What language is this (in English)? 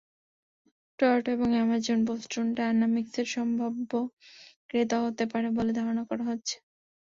Bangla